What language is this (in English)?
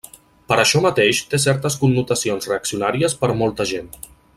Catalan